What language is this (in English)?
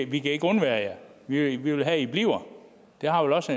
Danish